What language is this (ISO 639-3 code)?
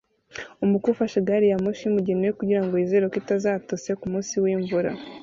kin